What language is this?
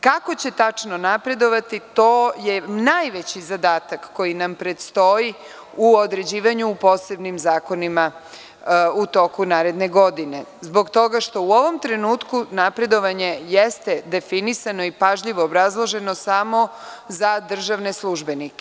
Serbian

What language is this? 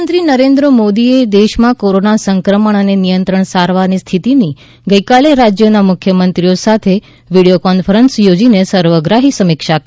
Gujarati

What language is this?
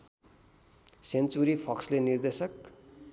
Nepali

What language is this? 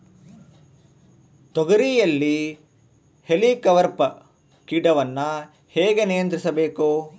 Kannada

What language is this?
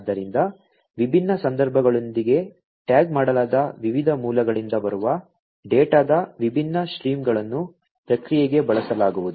Kannada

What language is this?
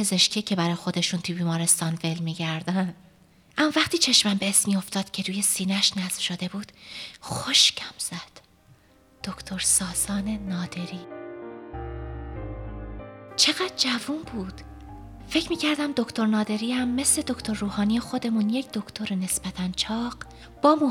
Persian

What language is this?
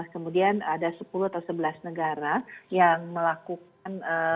Indonesian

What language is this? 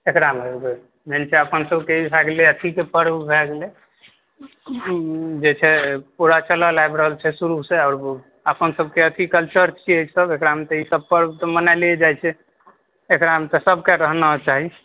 Maithili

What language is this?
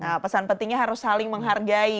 Indonesian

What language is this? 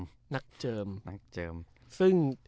Thai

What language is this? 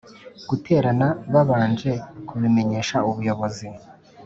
Kinyarwanda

